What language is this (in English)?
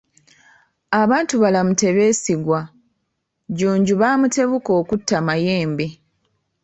Ganda